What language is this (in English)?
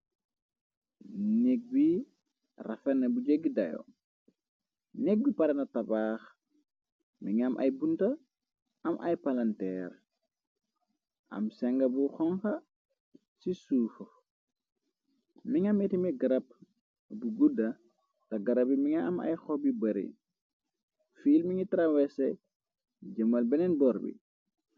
Wolof